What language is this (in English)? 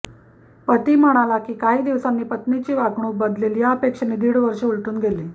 Marathi